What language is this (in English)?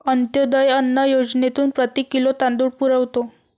Marathi